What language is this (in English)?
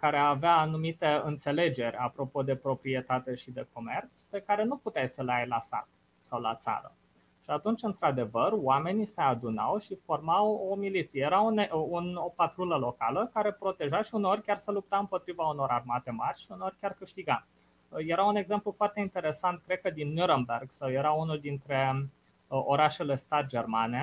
Romanian